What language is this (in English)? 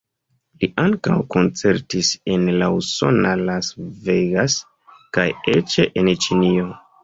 Esperanto